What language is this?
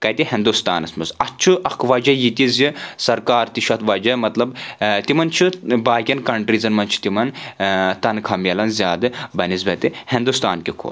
Kashmiri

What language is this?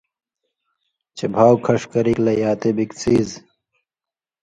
Indus Kohistani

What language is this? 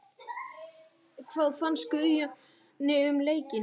Icelandic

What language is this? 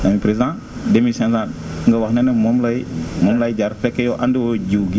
Wolof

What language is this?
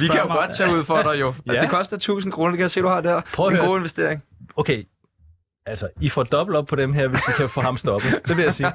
Danish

